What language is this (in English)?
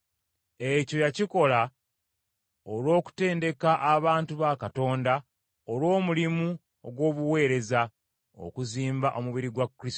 Ganda